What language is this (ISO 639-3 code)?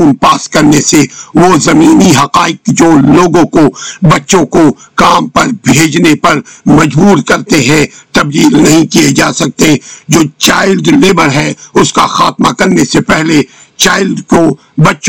urd